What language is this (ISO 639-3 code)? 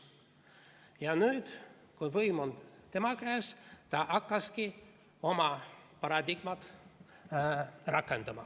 est